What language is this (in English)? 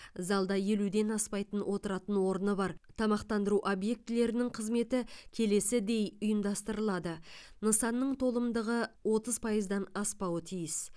Kazakh